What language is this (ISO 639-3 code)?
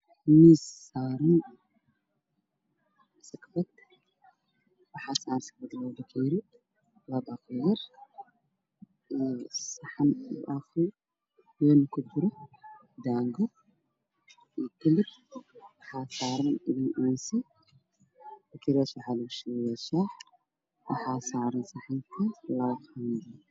som